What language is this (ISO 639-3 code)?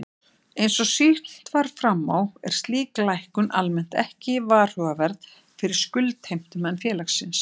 isl